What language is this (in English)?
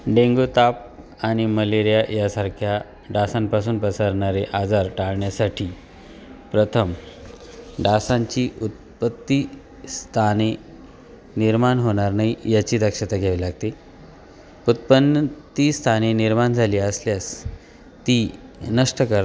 Marathi